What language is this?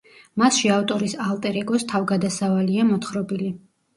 Georgian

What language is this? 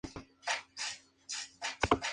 Spanish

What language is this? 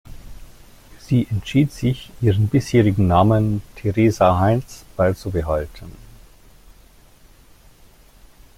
German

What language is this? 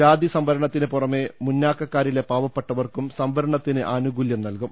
Malayalam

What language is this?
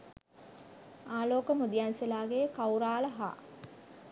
Sinhala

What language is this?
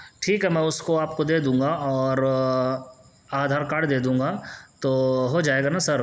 Urdu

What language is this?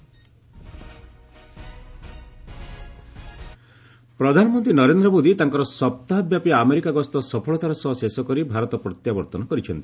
Odia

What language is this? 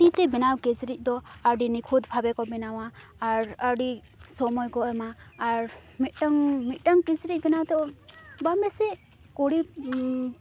Santali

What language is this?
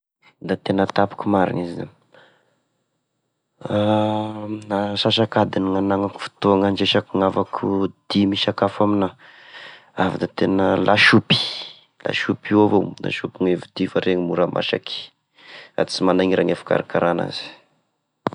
Tesaka Malagasy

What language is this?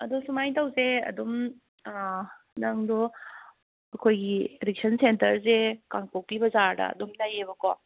Manipuri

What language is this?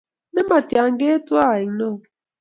Kalenjin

